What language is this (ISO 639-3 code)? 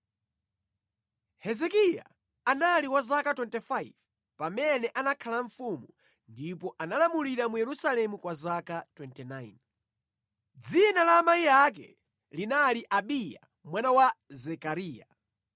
nya